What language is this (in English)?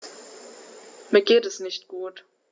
German